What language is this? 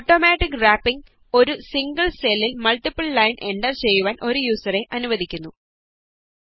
Malayalam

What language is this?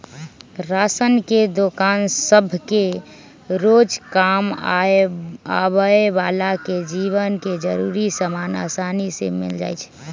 Magahi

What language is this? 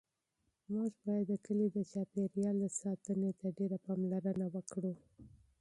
Pashto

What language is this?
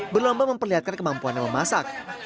Indonesian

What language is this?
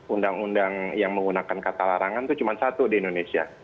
Indonesian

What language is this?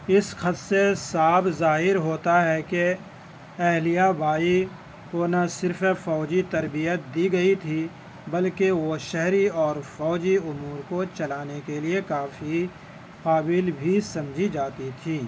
Urdu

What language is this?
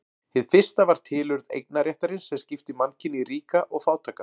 Icelandic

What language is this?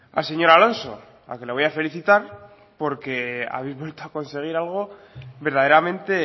Spanish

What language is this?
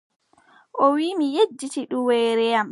Adamawa Fulfulde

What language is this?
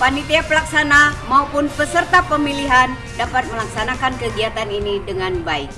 Indonesian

